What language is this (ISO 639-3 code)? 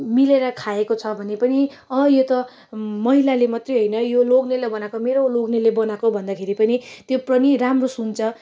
nep